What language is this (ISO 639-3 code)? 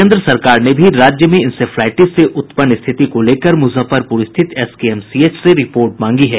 hin